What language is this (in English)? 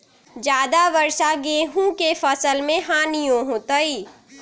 Magahi